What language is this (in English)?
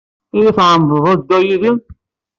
Kabyle